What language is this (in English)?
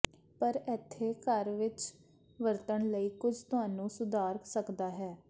Punjabi